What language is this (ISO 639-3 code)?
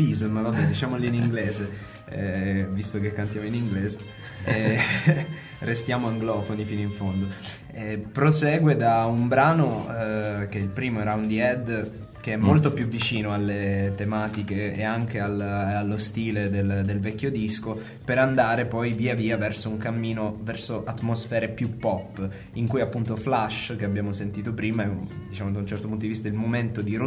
ita